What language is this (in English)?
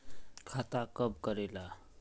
Magahi